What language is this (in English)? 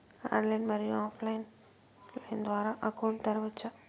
Telugu